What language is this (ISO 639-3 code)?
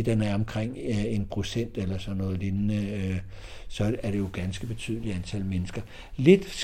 dan